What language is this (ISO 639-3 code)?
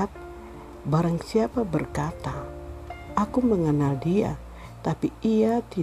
ind